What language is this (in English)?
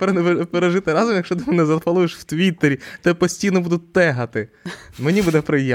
Ukrainian